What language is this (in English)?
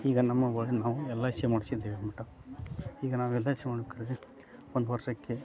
Kannada